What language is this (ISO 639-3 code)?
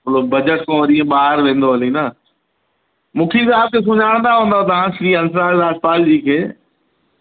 snd